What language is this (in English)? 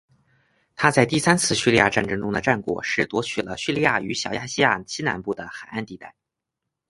Chinese